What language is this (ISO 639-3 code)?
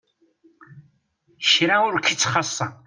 kab